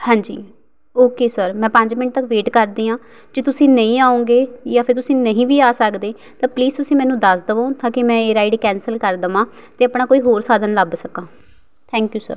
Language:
Punjabi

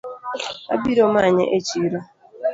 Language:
Luo (Kenya and Tanzania)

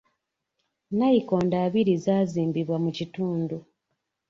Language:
Ganda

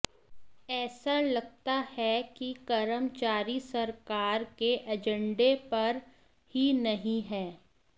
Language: Hindi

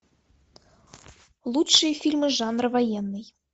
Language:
Russian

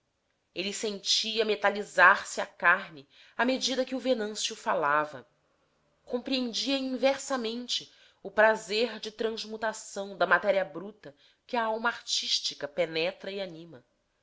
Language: Portuguese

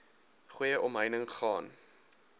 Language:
Afrikaans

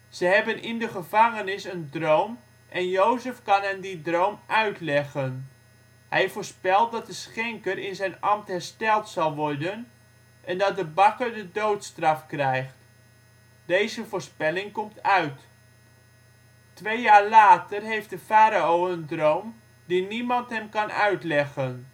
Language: Dutch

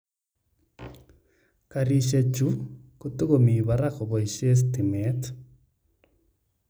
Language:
Kalenjin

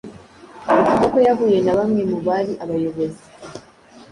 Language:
Kinyarwanda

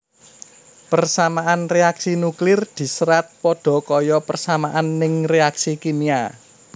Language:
Javanese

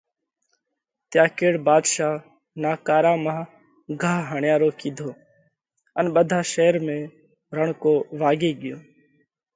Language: Parkari Koli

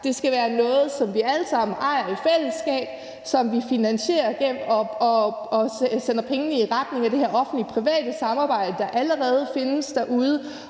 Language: Danish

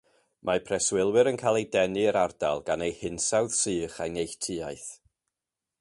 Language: Welsh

